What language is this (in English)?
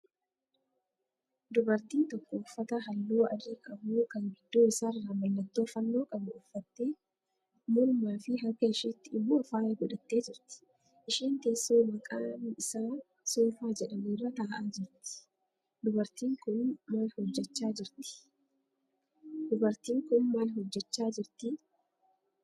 Oromo